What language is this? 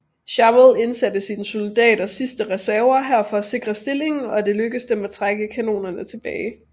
Danish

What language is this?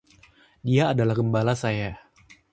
Indonesian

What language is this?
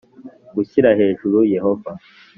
Kinyarwanda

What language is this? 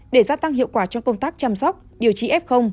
Vietnamese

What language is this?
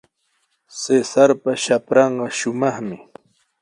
Sihuas Ancash Quechua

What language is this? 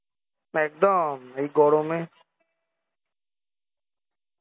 Bangla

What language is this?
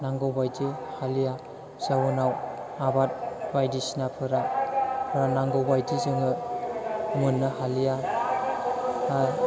Bodo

